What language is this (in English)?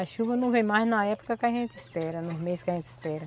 Portuguese